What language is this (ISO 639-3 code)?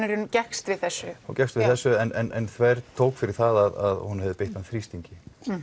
isl